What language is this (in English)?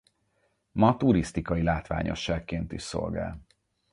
Hungarian